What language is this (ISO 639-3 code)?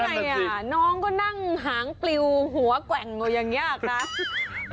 tha